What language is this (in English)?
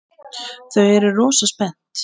Icelandic